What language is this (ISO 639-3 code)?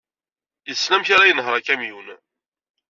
kab